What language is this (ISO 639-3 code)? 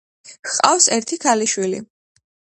kat